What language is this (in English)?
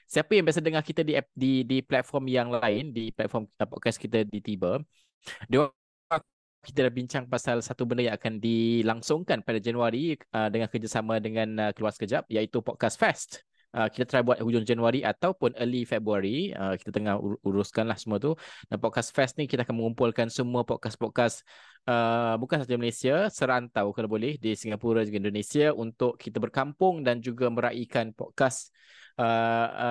Malay